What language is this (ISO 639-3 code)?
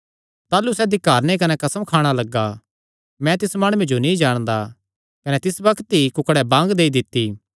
xnr